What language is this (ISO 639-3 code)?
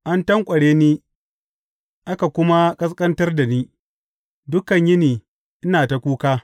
hau